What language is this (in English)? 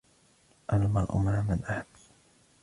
Arabic